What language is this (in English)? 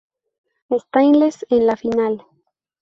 Spanish